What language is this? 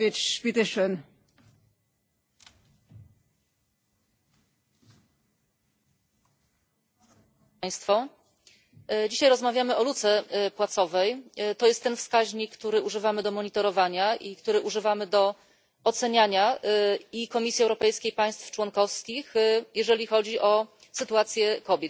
Polish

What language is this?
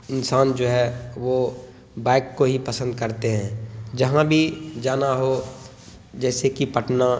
Urdu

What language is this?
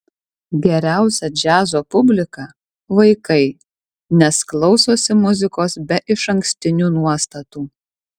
Lithuanian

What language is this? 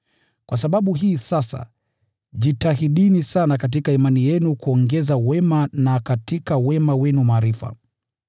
Swahili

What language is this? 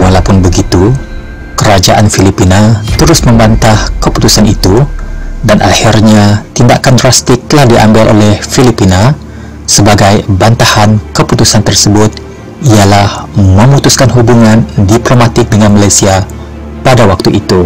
Malay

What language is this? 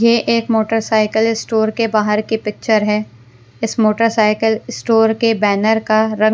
Hindi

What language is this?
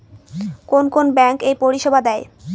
Bangla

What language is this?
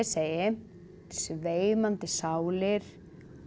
Icelandic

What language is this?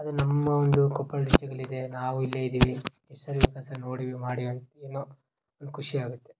Kannada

